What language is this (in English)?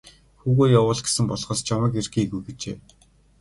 Mongolian